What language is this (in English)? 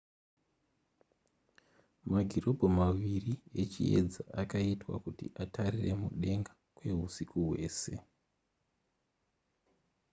Shona